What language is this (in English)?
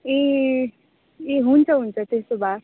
Nepali